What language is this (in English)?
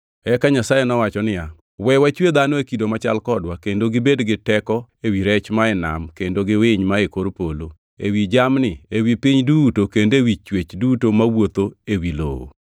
Luo (Kenya and Tanzania)